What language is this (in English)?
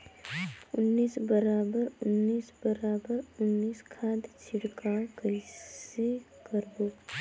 Chhattisgarhi